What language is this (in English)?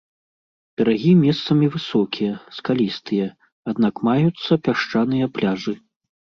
Belarusian